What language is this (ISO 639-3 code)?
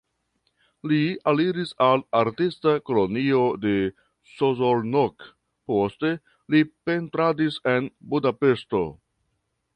epo